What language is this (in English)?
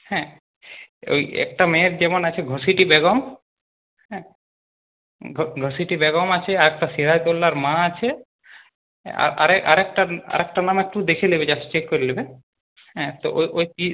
Bangla